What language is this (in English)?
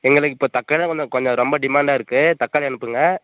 Tamil